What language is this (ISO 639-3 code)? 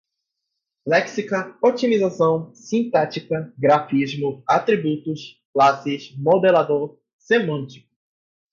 por